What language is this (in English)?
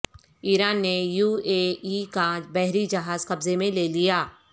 Urdu